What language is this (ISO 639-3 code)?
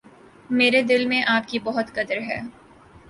urd